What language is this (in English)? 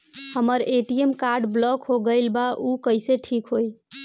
Bhojpuri